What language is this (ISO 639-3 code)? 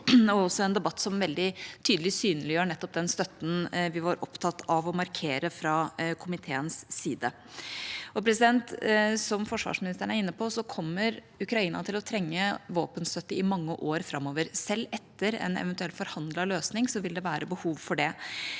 nor